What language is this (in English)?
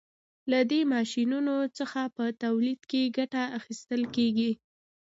Pashto